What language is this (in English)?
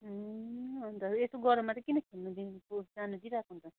Nepali